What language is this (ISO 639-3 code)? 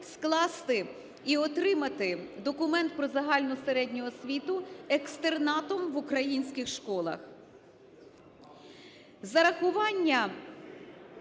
ukr